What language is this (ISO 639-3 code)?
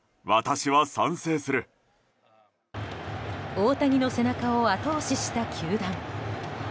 jpn